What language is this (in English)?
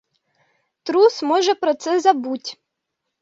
Ukrainian